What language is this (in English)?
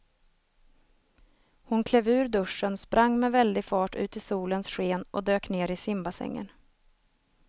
Swedish